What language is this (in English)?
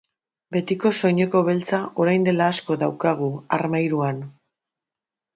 Basque